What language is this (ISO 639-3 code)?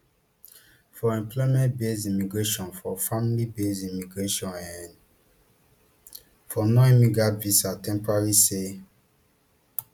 pcm